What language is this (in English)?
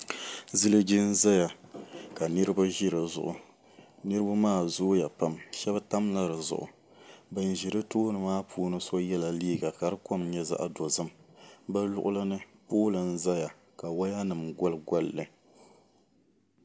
Dagbani